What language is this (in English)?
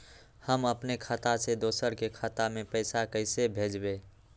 Magahi